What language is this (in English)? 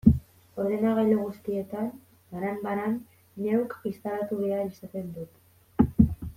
Basque